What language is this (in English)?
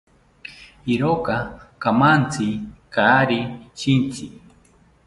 South Ucayali Ashéninka